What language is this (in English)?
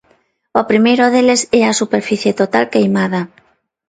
Galician